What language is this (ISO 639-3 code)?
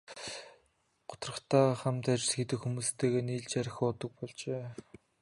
mon